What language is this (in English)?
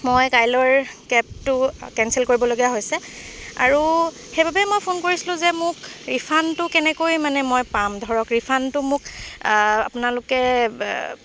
Assamese